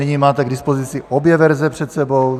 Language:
Czech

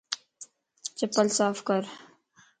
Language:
Lasi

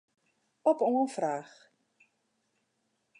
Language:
Western Frisian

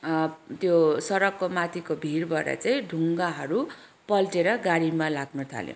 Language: Nepali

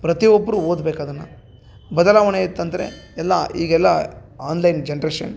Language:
Kannada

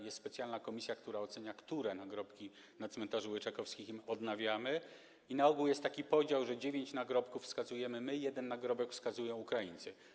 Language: Polish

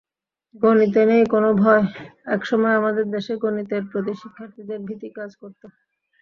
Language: Bangla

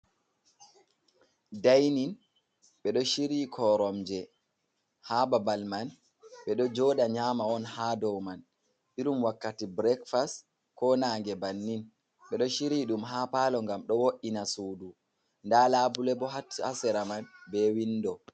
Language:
Fula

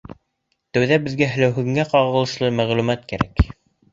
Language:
Bashkir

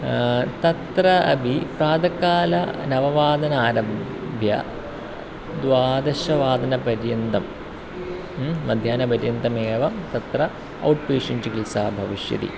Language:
Sanskrit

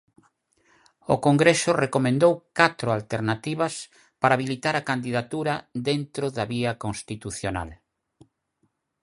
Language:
Galician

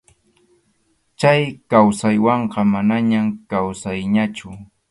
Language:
Arequipa-La Unión Quechua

